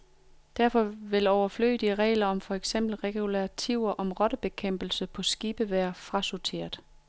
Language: Danish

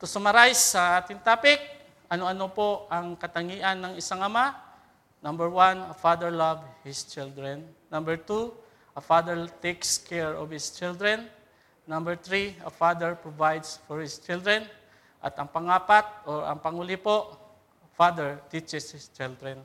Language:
Filipino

